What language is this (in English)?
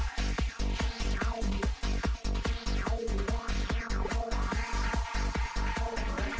Icelandic